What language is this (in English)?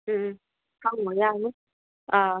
Manipuri